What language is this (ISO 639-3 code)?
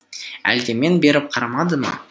kaz